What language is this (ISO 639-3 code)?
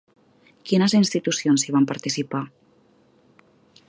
cat